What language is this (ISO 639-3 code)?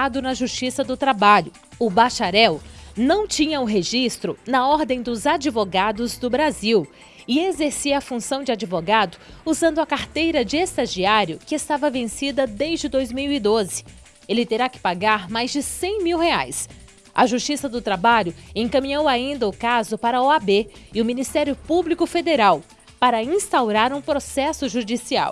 por